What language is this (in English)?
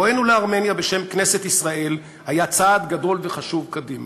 Hebrew